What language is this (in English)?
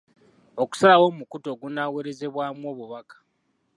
Ganda